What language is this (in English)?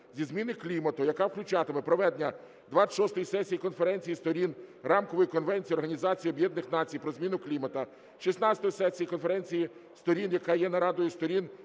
Ukrainian